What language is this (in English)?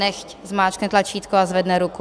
Czech